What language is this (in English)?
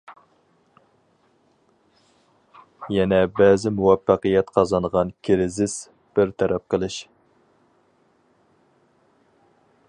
Uyghur